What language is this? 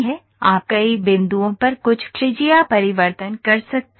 Hindi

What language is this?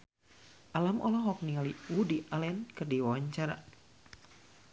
Sundanese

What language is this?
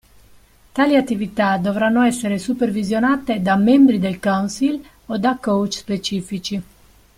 Italian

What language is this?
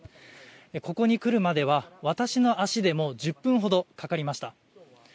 Japanese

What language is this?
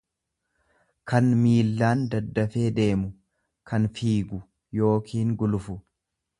Oromo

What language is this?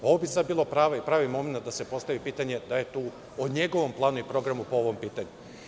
Serbian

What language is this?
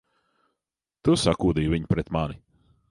Latvian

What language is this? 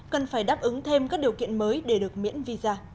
Vietnamese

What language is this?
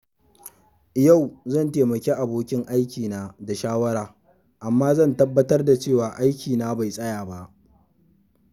Hausa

